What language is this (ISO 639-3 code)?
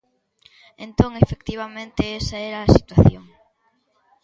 glg